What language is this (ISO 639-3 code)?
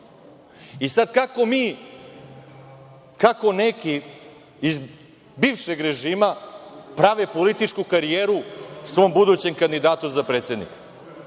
srp